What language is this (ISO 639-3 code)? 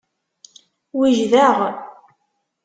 kab